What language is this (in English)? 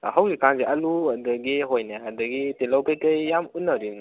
Manipuri